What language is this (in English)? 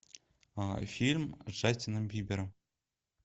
Russian